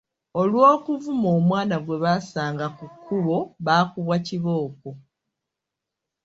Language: Ganda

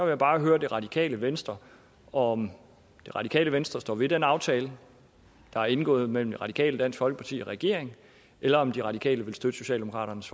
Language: Danish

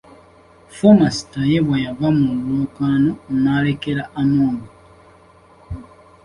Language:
Ganda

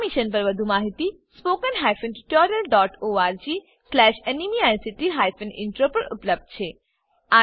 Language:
Gujarati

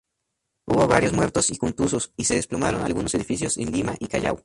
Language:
Spanish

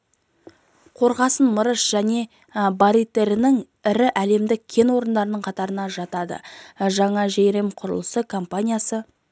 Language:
Kazakh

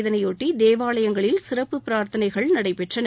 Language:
Tamil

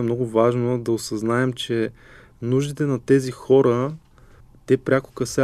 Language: Bulgarian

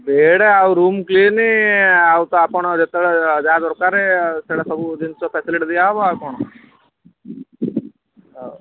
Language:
Odia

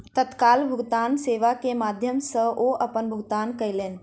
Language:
Maithili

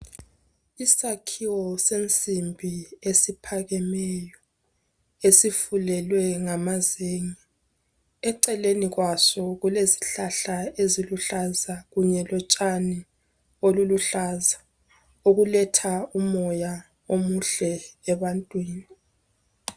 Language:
North Ndebele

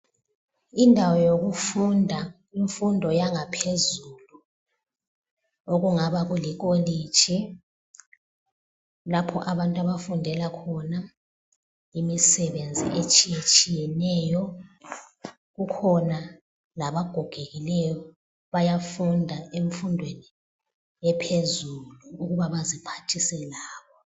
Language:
North Ndebele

